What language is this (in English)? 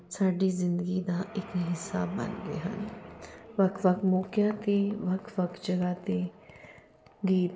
Punjabi